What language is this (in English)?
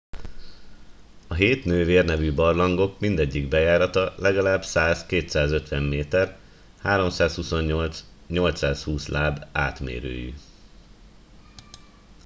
Hungarian